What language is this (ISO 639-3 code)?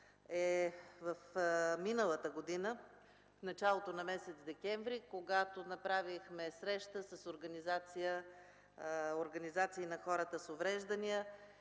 bul